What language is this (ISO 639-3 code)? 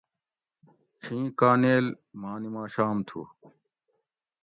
gwc